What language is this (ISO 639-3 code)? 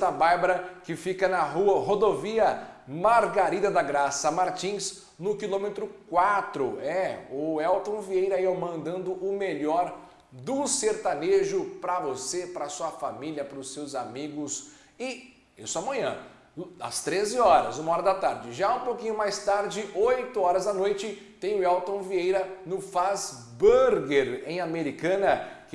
por